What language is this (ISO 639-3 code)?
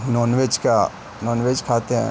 urd